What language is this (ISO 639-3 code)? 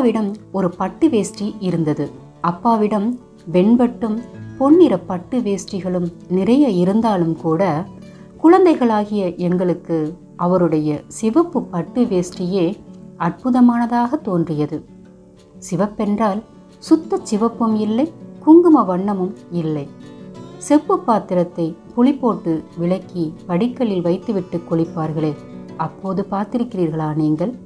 tam